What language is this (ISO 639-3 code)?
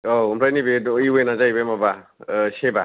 brx